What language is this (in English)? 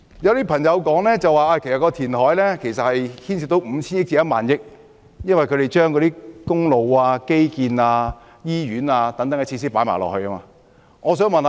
Cantonese